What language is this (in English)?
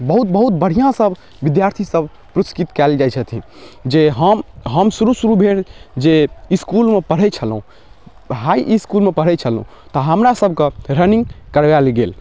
Maithili